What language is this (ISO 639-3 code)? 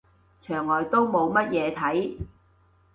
yue